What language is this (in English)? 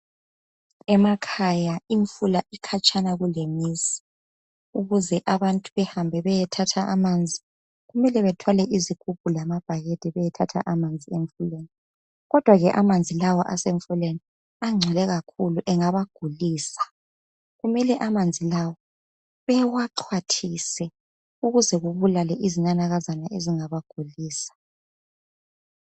North Ndebele